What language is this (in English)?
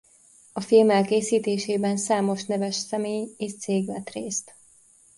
Hungarian